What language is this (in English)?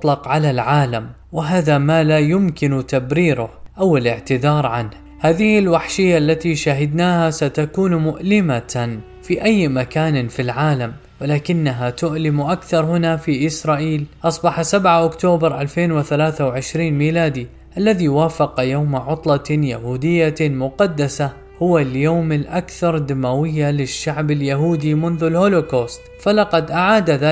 Arabic